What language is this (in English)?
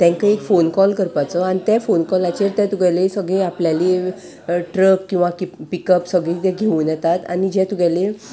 Konkani